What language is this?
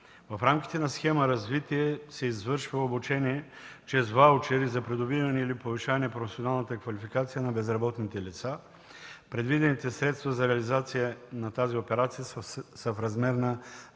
Bulgarian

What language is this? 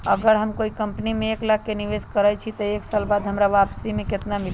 Magahi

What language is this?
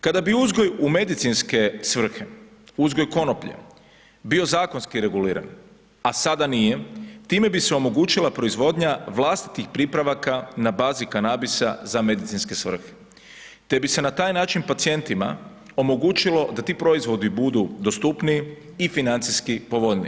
Croatian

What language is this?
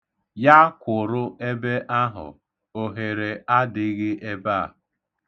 Igbo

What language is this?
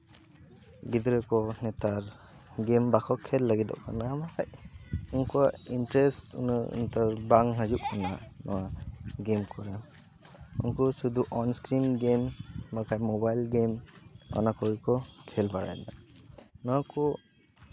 Santali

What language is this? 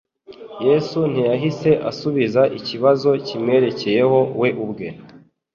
Kinyarwanda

